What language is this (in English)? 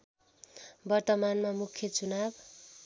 Nepali